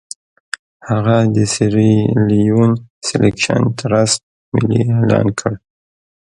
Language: Pashto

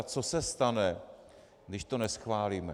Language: Czech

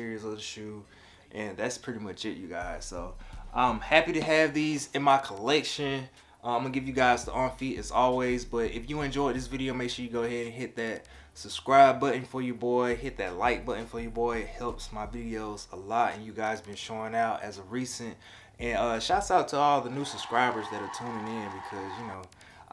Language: English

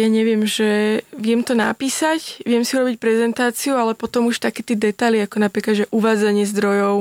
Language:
Slovak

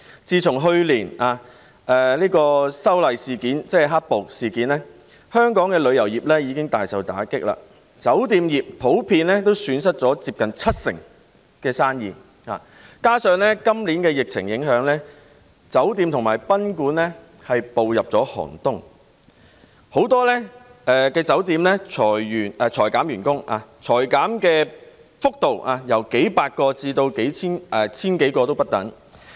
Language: Cantonese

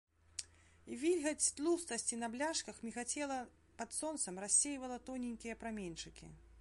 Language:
Belarusian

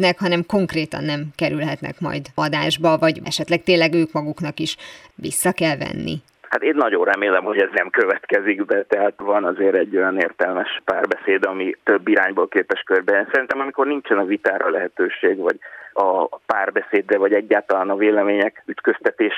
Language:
Hungarian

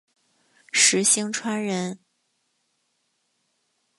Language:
Chinese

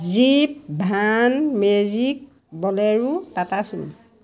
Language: Assamese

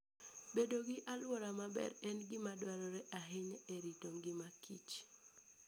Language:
Luo (Kenya and Tanzania)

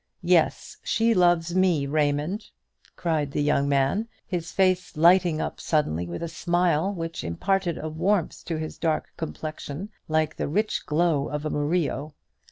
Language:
English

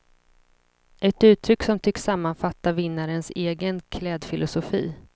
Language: Swedish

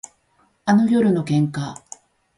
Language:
Japanese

